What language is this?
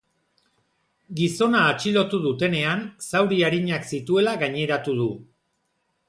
Basque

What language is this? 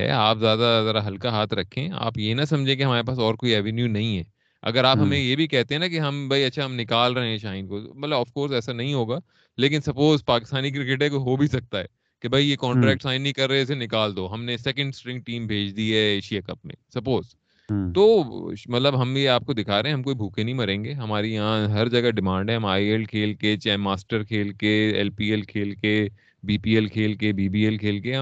Urdu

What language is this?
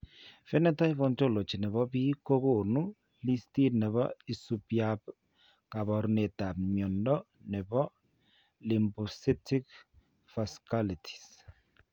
Kalenjin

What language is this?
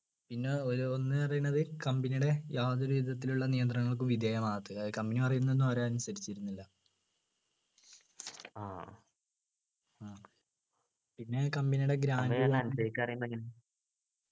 Malayalam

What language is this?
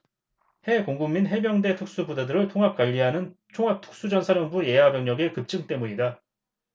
Korean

